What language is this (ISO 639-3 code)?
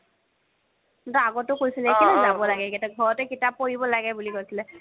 asm